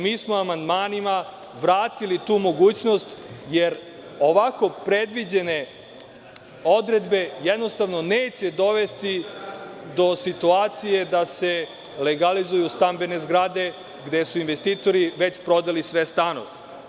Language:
Serbian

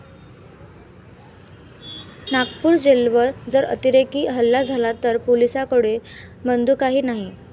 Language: Marathi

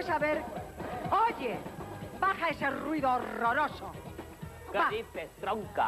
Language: Spanish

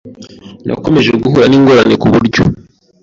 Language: Kinyarwanda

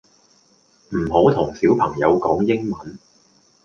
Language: Cantonese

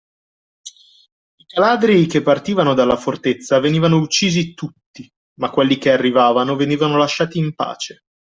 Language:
Italian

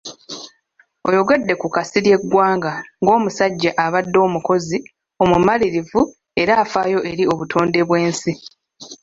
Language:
Ganda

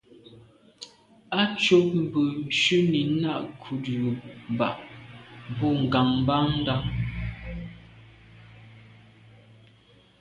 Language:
Medumba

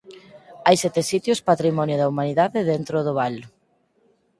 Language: Galician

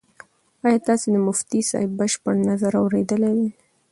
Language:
Pashto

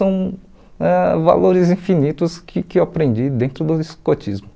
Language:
Portuguese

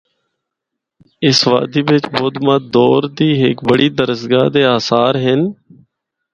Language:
Northern Hindko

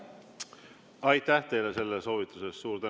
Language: Estonian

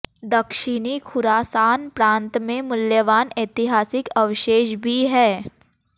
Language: Hindi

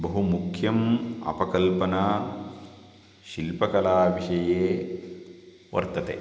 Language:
Sanskrit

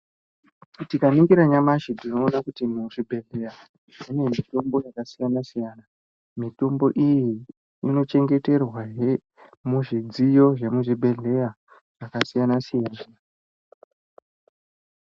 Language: Ndau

